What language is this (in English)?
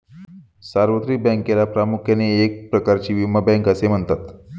Marathi